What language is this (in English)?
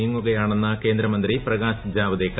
Malayalam